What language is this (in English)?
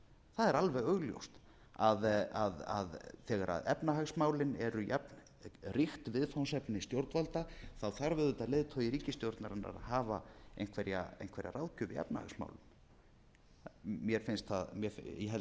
Icelandic